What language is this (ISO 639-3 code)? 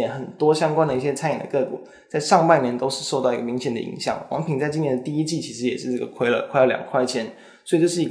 zho